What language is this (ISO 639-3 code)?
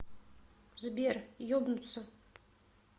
rus